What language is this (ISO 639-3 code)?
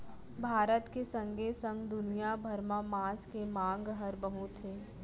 hne